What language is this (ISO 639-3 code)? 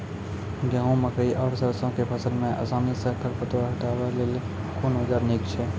mai